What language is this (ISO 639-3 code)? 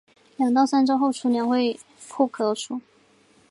zho